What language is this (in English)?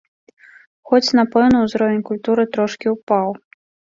Belarusian